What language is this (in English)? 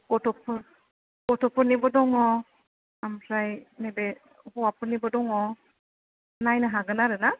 Bodo